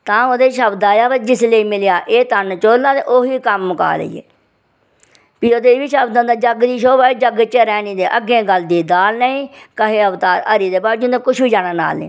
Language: Dogri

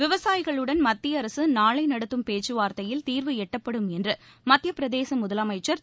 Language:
Tamil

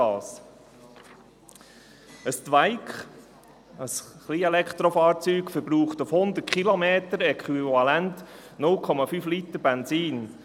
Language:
Swiss German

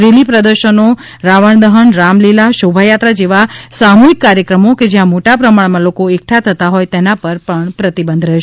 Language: Gujarati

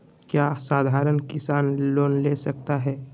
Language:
Magahi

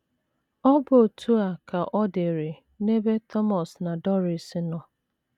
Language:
Igbo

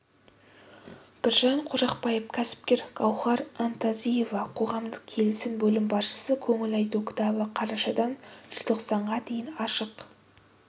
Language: Kazakh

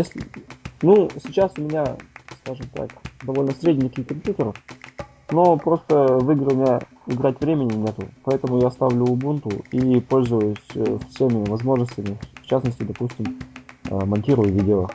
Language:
Russian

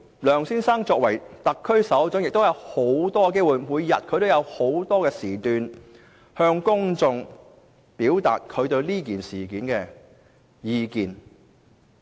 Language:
Cantonese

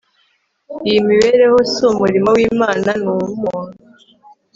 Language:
Kinyarwanda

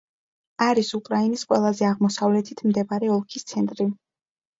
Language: Georgian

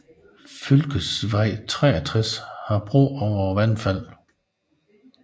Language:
Danish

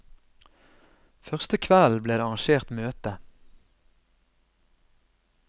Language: Norwegian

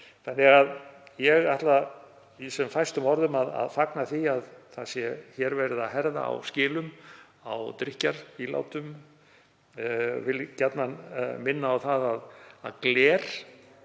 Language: Icelandic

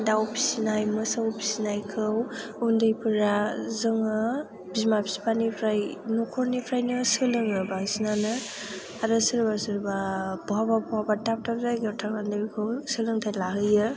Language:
Bodo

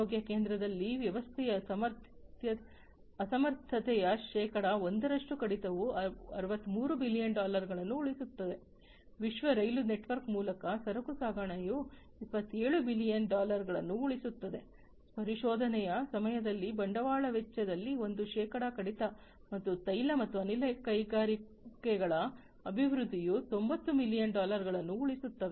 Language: Kannada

